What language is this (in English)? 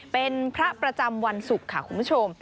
Thai